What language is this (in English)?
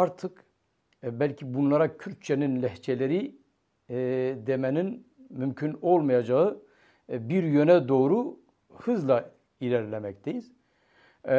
Turkish